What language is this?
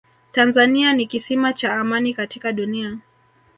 Swahili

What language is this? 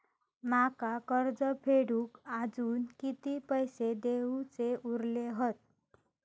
Marathi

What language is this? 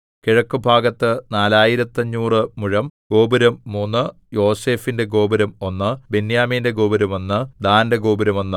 Malayalam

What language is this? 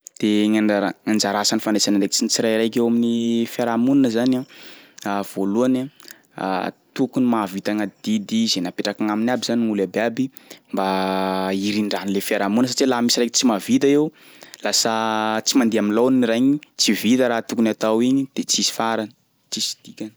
Sakalava Malagasy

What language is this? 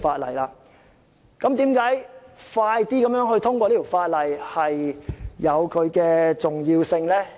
Cantonese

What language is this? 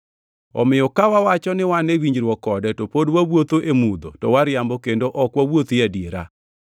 Luo (Kenya and Tanzania)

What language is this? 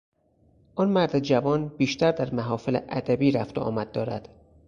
Persian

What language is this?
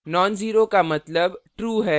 Hindi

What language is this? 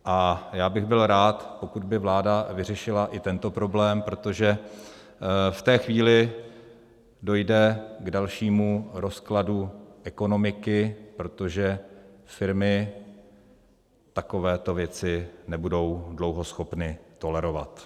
Czech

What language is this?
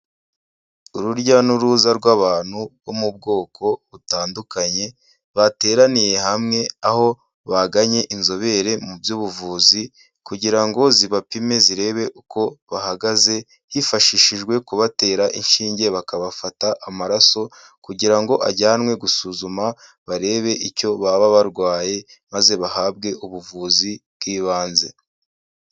Kinyarwanda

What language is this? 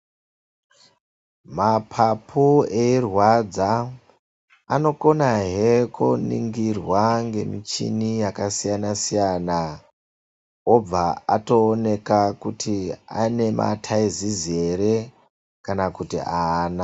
Ndau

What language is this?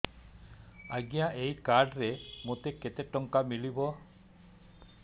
Odia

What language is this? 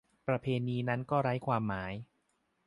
Thai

